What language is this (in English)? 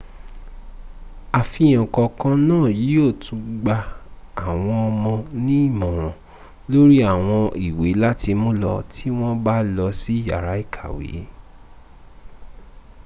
Yoruba